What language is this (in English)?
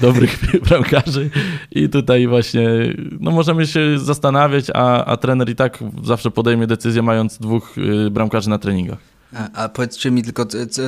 Polish